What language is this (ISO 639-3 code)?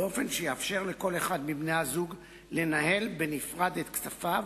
heb